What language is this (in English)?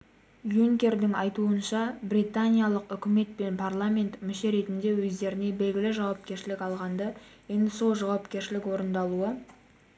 Kazakh